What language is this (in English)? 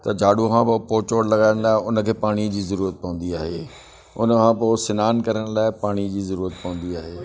Sindhi